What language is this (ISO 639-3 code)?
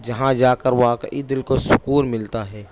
urd